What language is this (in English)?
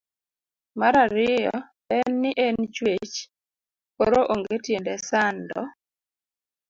Luo (Kenya and Tanzania)